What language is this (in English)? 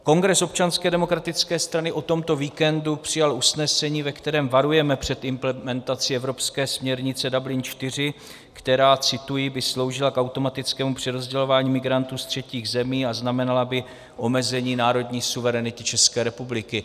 Czech